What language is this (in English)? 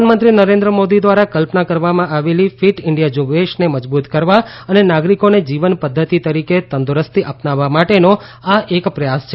Gujarati